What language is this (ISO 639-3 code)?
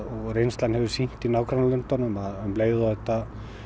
isl